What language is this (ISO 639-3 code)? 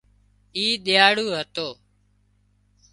kxp